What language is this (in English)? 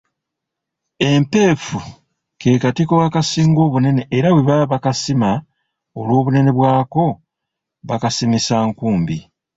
Ganda